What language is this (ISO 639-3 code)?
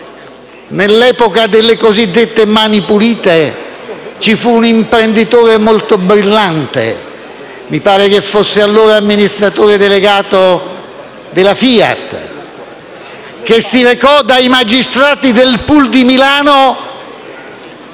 ita